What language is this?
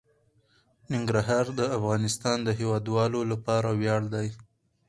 Pashto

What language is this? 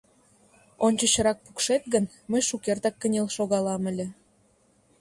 Mari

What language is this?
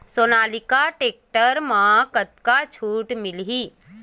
Chhattisgarhi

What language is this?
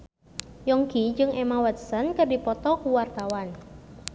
Sundanese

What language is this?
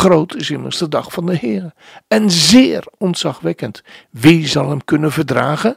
Dutch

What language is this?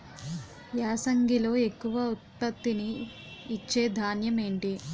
Telugu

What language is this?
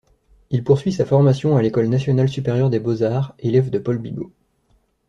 French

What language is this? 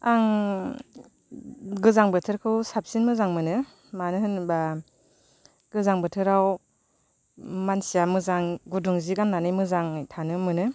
Bodo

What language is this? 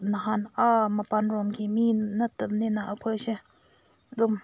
Manipuri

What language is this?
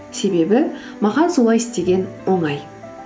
Kazakh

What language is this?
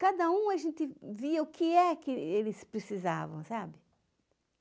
Portuguese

